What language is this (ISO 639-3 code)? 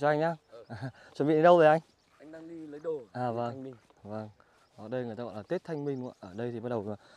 vie